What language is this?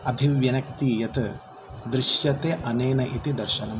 Sanskrit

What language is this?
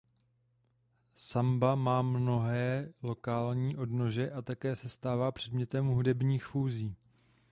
Czech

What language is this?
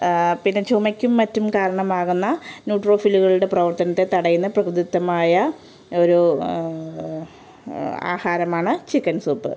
Malayalam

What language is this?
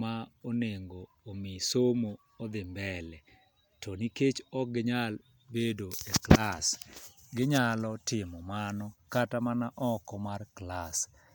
Luo (Kenya and Tanzania)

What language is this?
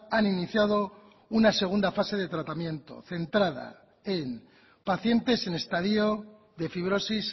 Spanish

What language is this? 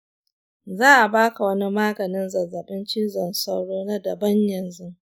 Hausa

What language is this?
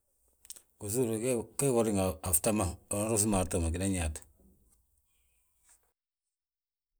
Balanta-Ganja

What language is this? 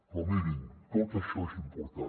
Catalan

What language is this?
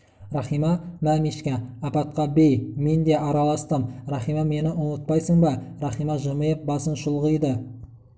Kazakh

